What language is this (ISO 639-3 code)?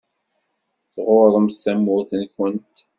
kab